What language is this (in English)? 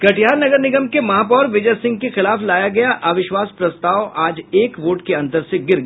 Hindi